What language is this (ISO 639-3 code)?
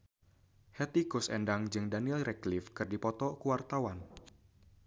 sun